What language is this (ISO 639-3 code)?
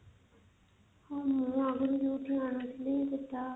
ori